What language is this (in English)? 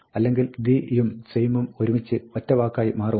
Malayalam